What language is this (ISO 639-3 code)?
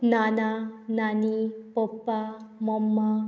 kok